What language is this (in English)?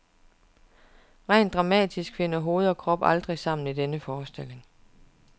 Danish